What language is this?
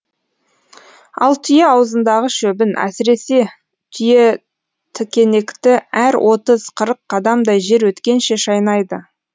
Kazakh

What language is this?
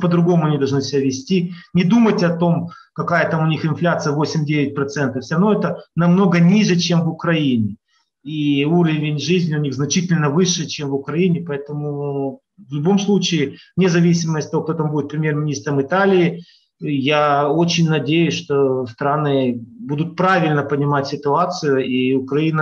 Russian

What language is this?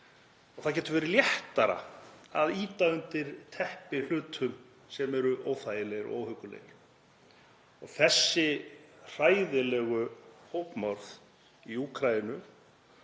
Icelandic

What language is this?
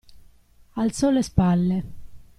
Italian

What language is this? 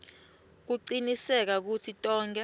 Swati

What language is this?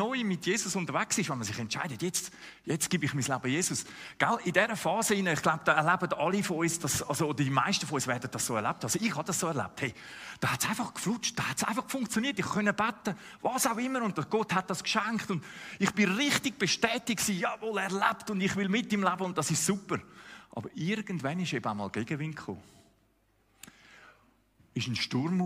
German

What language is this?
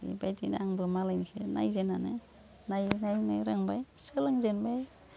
Bodo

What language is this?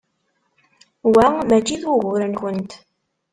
Kabyle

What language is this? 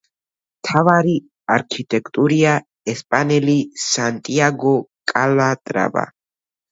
Georgian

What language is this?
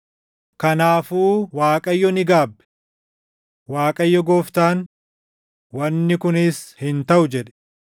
Oromo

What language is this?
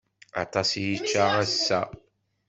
Kabyle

